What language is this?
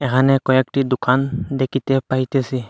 Bangla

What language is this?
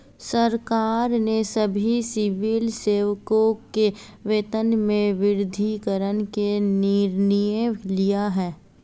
Hindi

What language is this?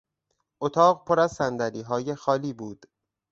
Persian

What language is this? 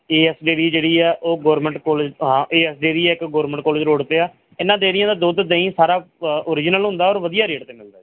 Punjabi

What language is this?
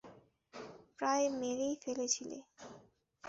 Bangla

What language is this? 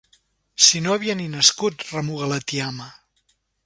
Catalan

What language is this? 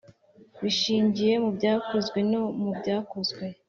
Kinyarwanda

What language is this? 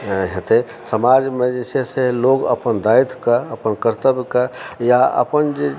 Maithili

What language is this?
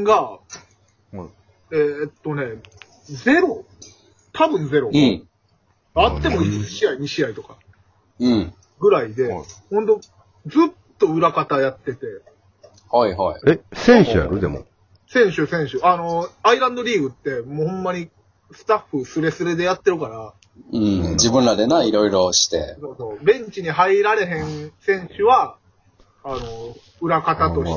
Japanese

